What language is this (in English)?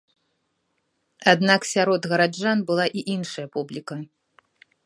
Belarusian